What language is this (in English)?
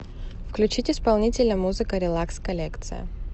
Russian